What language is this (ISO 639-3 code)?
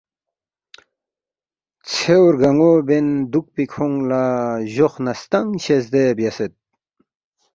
bft